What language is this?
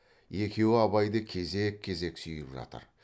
Kazakh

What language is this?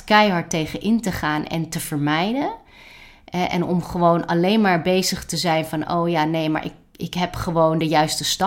Dutch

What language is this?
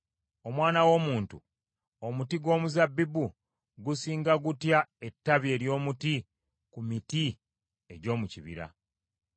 Ganda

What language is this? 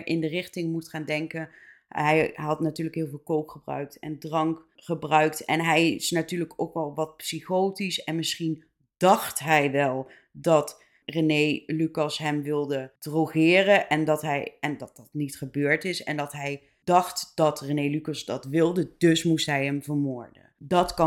Dutch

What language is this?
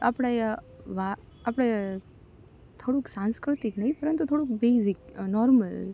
Gujarati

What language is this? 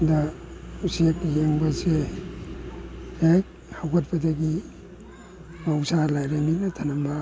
Manipuri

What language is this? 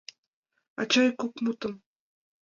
Mari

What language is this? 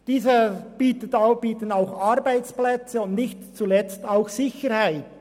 Swiss German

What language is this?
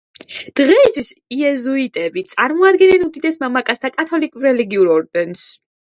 Georgian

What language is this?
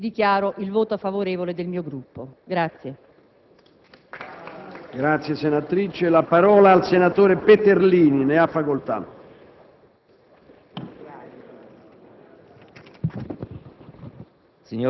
Italian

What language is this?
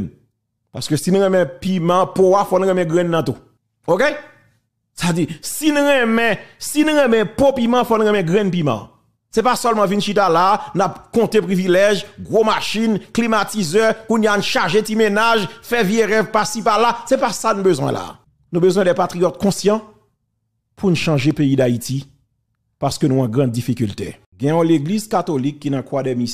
French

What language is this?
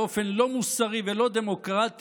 Hebrew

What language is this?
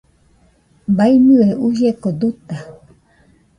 Nüpode Huitoto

